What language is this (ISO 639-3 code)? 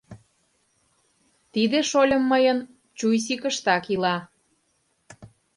chm